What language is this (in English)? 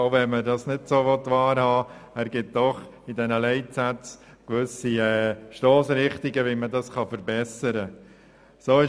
Swiss German